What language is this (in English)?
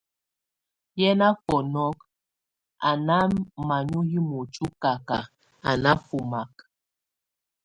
Tunen